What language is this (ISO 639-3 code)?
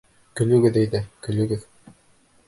bak